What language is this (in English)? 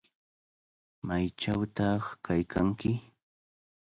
Cajatambo North Lima Quechua